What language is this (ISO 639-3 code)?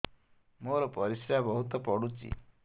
ori